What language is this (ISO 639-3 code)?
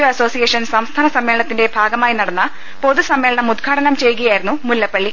mal